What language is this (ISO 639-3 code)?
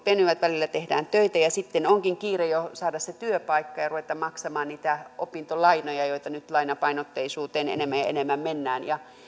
fin